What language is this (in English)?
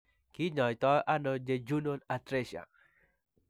Kalenjin